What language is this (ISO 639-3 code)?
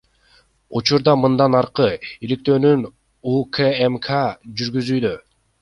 kir